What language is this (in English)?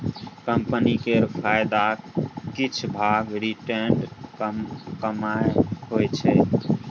Maithili